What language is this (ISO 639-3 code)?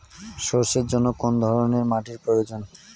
ben